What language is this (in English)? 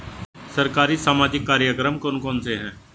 Hindi